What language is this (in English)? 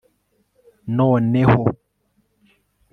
Kinyarwanda